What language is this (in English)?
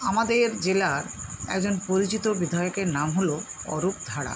Bangla